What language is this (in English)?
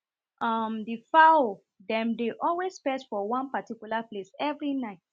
Nigerian Pidgin